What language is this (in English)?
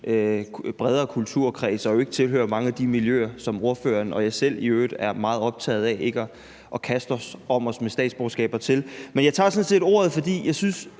Danish